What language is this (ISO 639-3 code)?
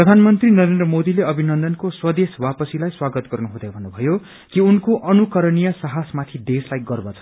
nep